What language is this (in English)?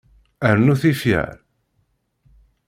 Kabyle